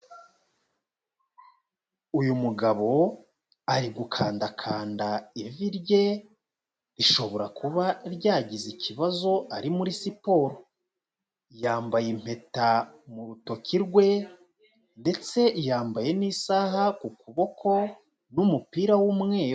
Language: Kinyarwanda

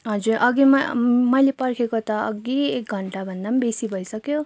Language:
Nepali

